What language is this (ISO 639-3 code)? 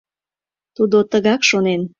chm